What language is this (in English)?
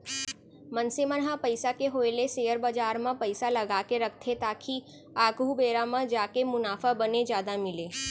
Chhattisgarhi